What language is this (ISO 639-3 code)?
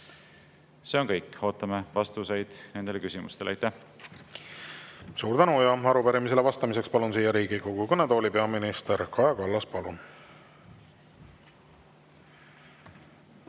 est